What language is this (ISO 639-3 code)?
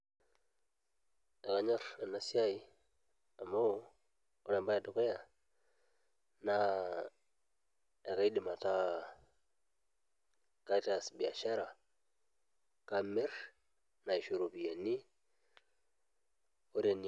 mas